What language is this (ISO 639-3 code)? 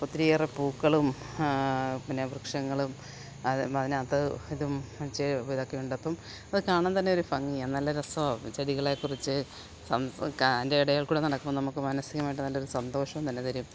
mal